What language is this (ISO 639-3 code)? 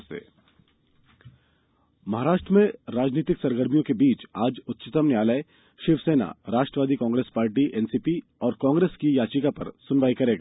hin